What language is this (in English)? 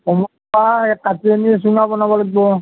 Assamese